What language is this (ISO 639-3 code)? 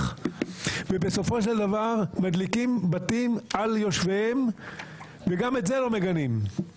heb